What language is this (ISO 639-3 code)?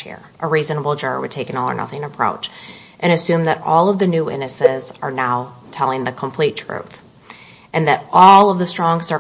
eng